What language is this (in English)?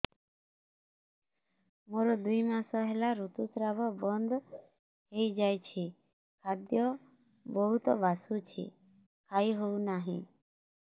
Odia